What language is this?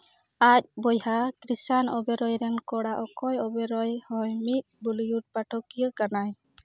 Santali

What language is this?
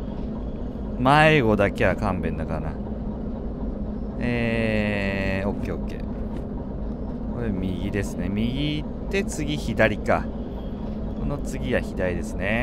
Japanese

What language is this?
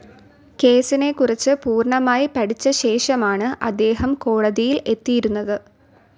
Malayalam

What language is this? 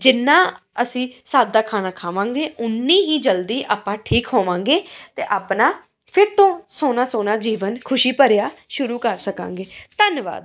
Punjabi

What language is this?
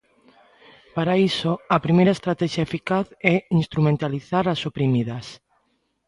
Galician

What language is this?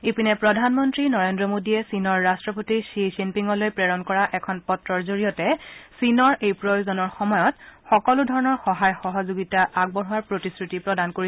Assamese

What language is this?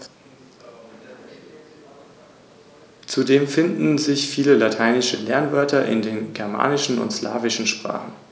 German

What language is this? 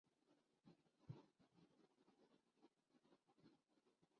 Urdu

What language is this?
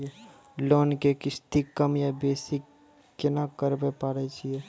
Maithili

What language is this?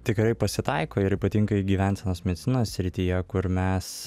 Lithuanian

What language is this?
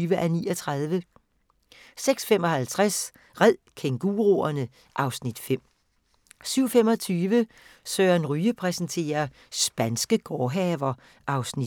Danish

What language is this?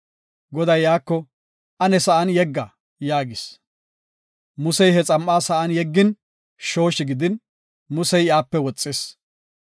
Gofa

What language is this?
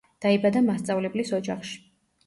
Georgian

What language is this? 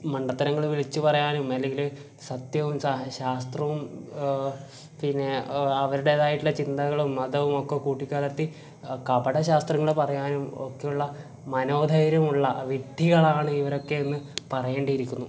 Malayalam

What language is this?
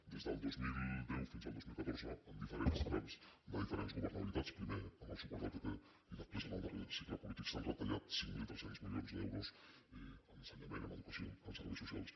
Catalan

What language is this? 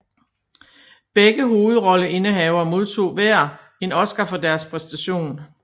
Danish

